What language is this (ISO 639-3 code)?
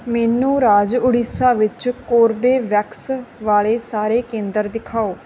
pan